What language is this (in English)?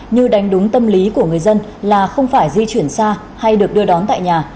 Vietnamese